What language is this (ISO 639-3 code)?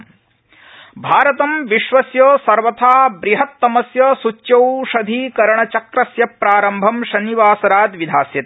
san